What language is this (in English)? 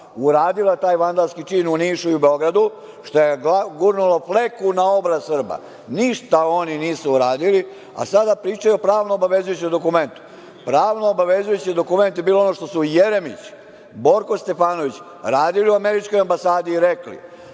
Serbian